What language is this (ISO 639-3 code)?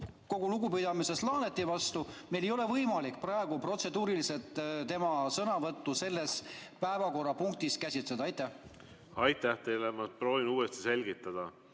est